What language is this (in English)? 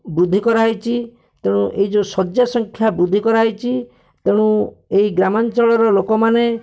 Odia